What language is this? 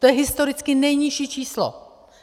Czech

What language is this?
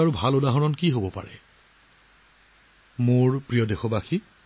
Assamese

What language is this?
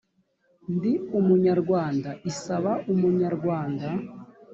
Kinyarwanda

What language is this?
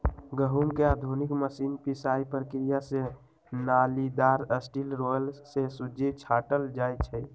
Magahi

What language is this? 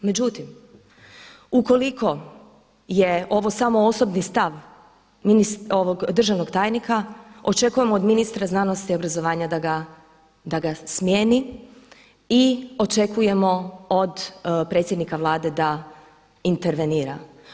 Croatian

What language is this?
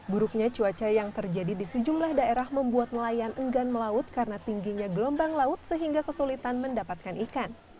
Indonesian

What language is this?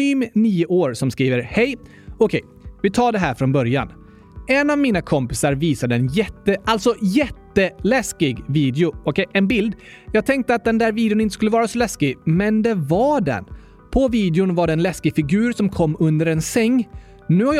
Swedish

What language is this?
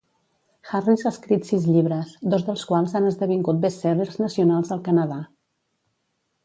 Catalan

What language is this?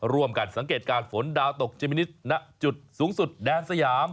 Thai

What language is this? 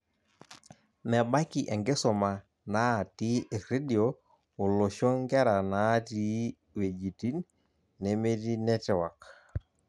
Masai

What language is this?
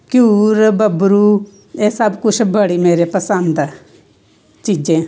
Dogri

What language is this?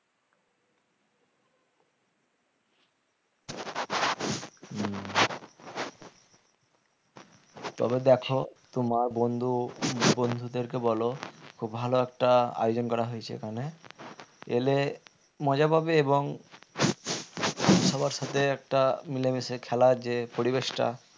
Bangla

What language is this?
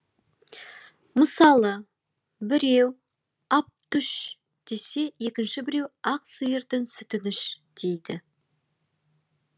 Kazakh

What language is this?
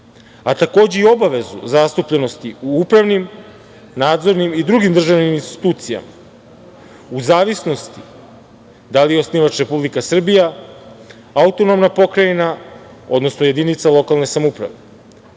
Serbian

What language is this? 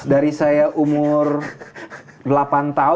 Indonesian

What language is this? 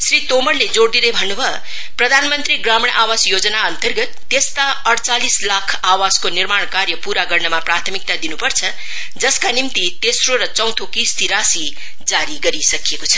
Nepali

